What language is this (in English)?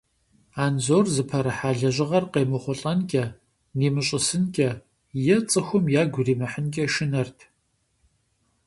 Kabardian